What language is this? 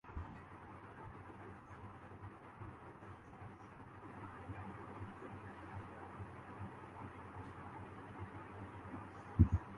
Urdu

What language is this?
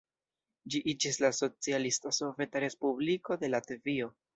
Esperanto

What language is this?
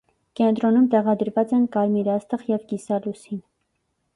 Armenian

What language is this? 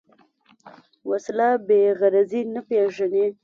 Pashto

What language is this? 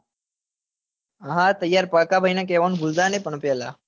Gujarati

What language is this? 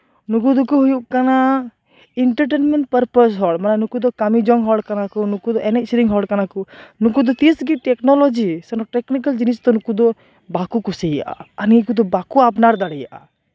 Santali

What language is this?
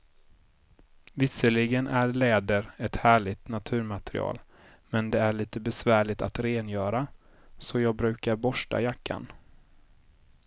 Swedish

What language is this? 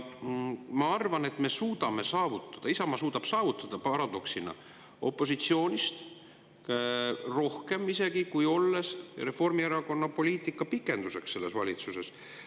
Estonian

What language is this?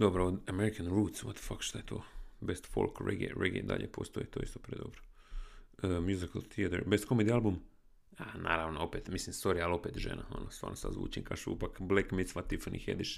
Croatian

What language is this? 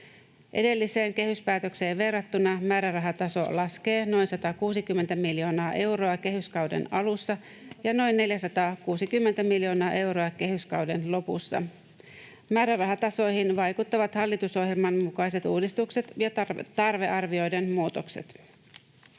Finnish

